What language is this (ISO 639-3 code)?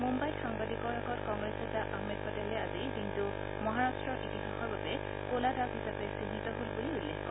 asm